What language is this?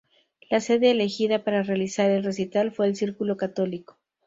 Spanish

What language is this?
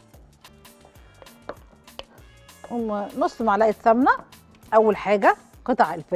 Arabic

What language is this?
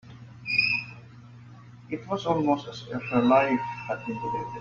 English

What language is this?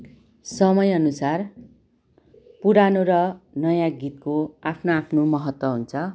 Nepali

